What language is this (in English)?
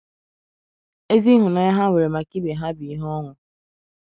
Igbo